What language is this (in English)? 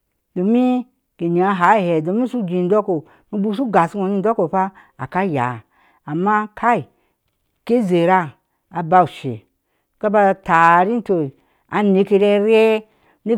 Ashe